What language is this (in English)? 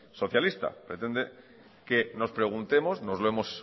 Spanish